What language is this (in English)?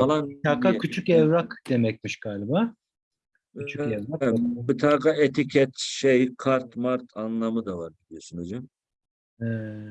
Turkish